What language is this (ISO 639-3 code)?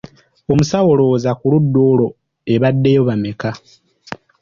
lug